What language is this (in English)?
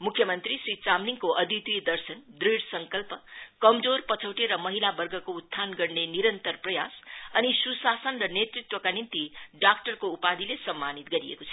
Nepali